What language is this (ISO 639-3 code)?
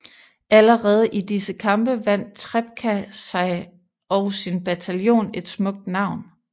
dan